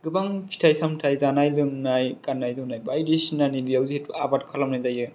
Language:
Bodo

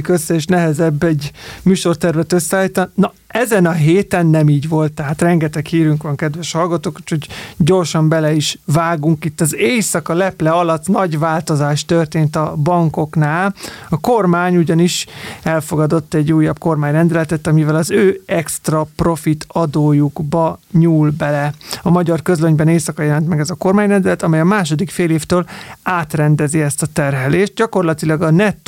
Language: Hungarian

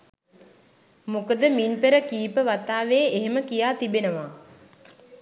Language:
Sinhala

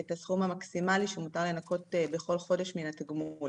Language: Hebrew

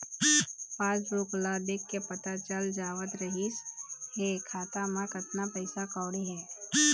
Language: Chhattisgarhi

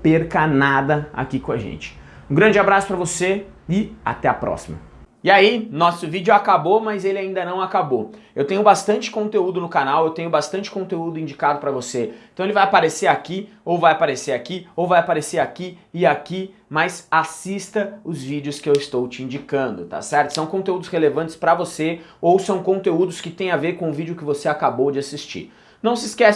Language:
Portuguese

